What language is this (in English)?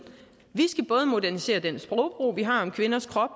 Danish